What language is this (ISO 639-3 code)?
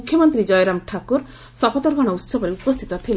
ori